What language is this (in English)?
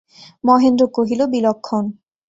Bangla